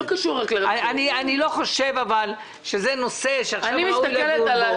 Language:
Hebrew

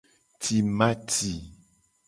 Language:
Gen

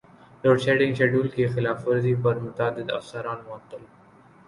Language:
Urdu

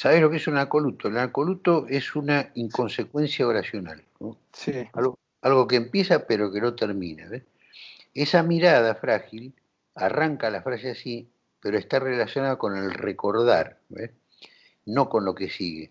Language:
Spanish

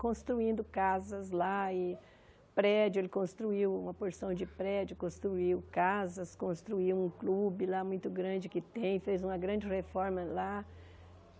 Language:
Portuguese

